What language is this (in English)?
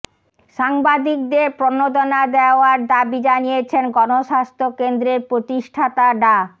Bangla